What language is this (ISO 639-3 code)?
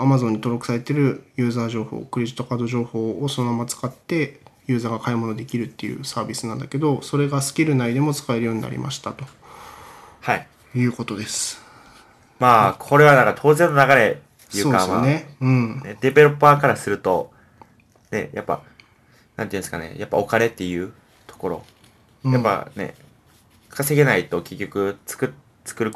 jpn